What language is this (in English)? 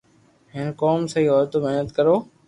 Loarki